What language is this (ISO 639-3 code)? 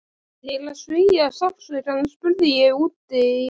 isl